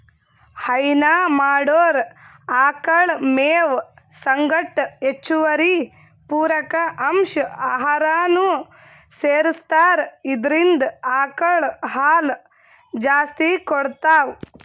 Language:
Kannada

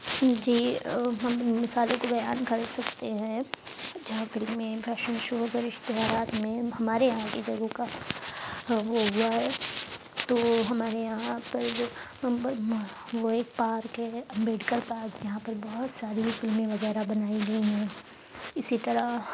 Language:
Urdu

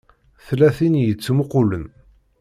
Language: Kabyle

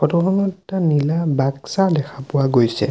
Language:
Assamese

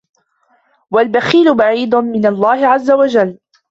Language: Arabic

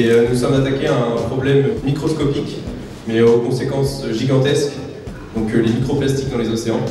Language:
French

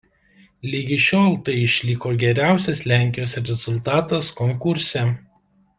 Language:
Lithuanian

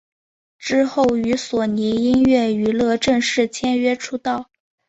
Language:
Chinese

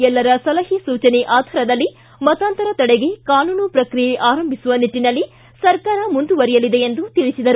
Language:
Kannada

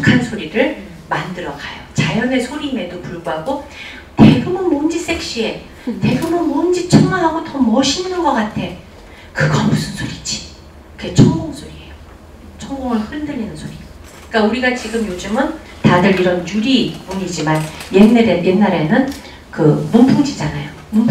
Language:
Korean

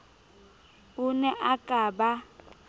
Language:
Southern Sotho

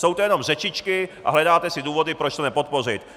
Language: Czech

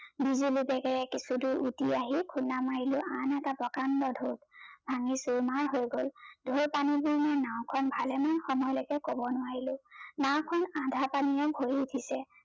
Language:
Assamese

